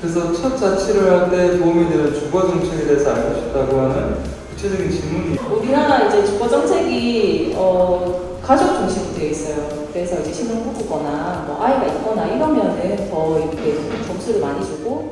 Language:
Korean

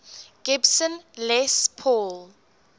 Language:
English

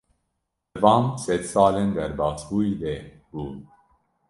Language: Kurdish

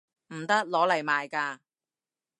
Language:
Cantonese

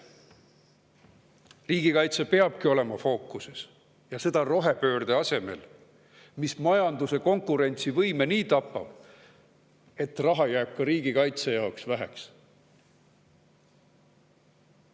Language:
Estonian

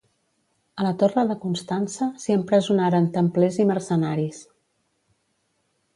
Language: Catalan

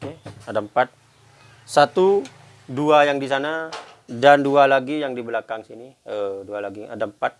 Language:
Indonesian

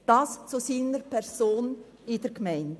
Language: Swiss German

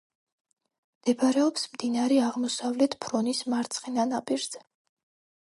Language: Georgian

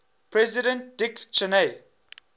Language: English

